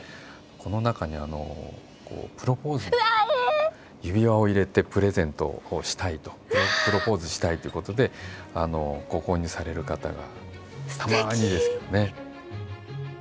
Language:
Japanese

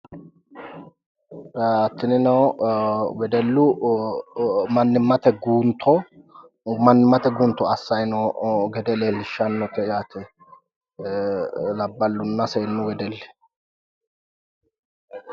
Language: Sidamo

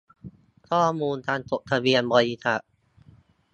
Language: Thai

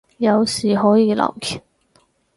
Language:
Cantonese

